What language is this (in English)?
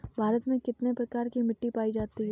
Hindi